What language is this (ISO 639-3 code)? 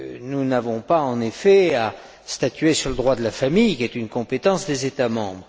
fra